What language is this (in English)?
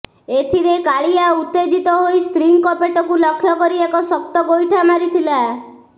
Odia